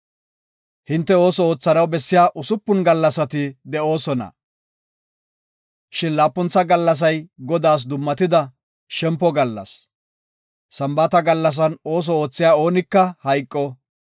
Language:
Gofa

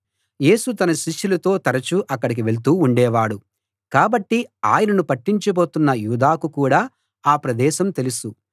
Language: Telugu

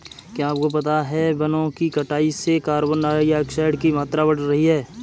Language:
Hindi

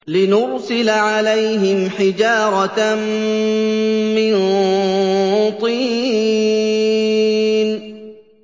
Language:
Arabic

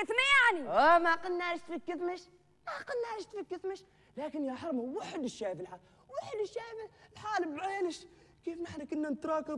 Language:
Arabic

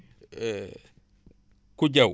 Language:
Wolof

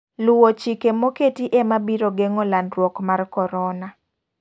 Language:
Luo (Kenya and Tanzania)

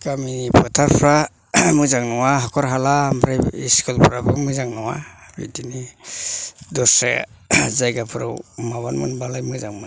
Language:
Bodo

